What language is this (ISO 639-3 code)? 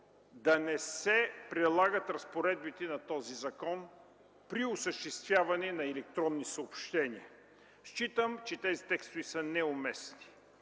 bul